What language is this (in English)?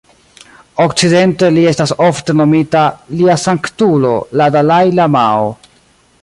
Esperanto